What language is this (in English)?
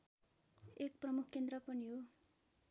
Nepali